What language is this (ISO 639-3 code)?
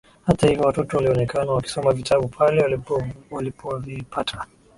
swa